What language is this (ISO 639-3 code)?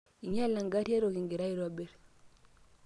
mas